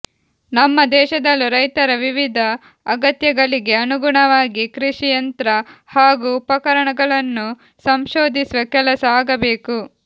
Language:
Kannada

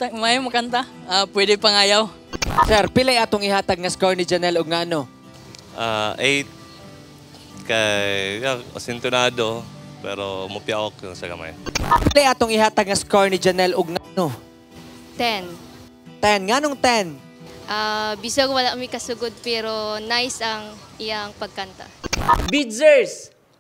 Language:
Filipino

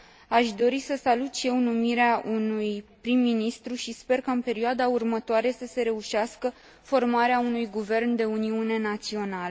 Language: Romanian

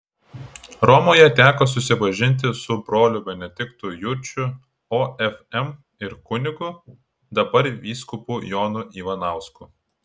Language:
Lithuanian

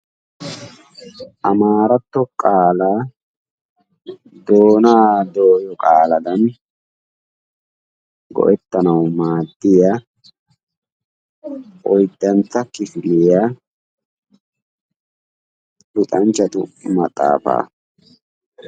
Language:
Wolaytta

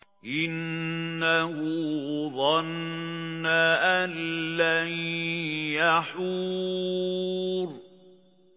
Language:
Arabic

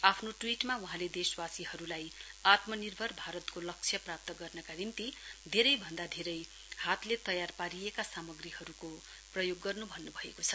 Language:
Nepali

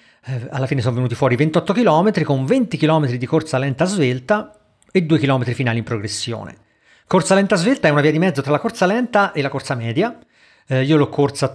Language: Italian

